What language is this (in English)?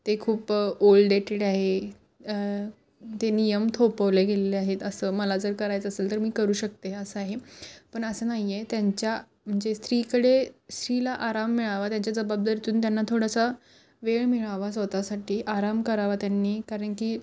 Marathi